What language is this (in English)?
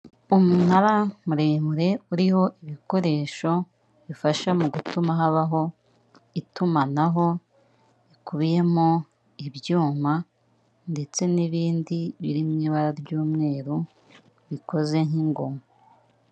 Kinyarwanda